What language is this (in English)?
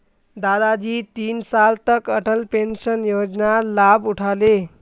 Magahi